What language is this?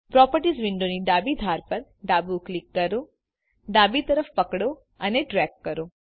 Gujarati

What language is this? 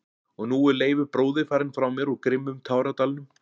Icelandic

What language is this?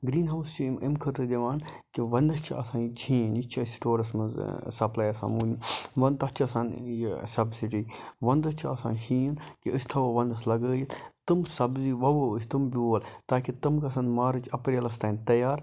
Kashmiri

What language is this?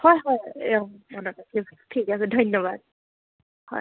Assamese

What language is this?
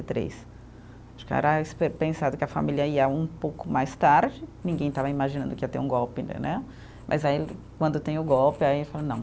Portuguese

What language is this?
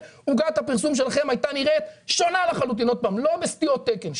Hebrew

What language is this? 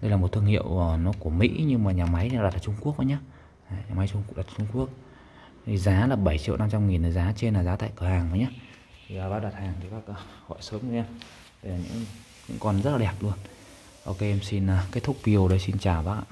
Vietnamese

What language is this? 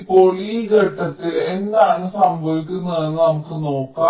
Malayalam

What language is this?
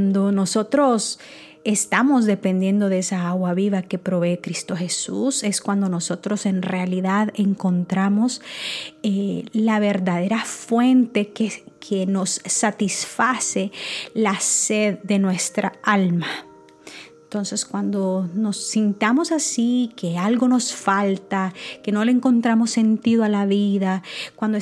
Spanish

